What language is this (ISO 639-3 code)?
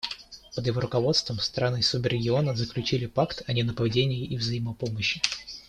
rus